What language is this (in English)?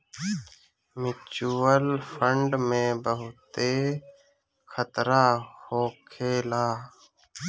Bhojpuri